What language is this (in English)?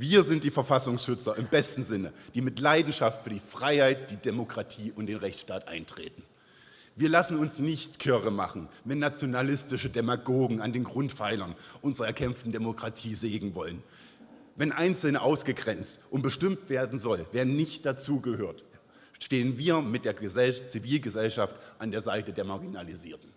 German